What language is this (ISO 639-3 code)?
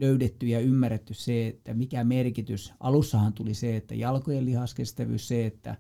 fin